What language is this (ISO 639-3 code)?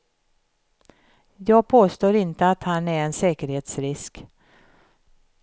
swe